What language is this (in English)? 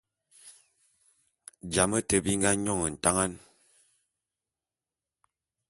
Bulu